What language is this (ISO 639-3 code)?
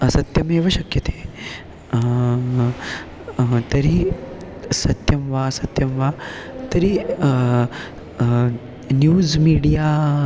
san